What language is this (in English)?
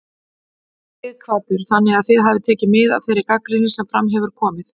Icelandic